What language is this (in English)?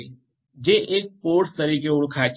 Gujarati